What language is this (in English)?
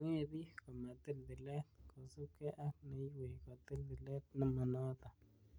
Kalenjin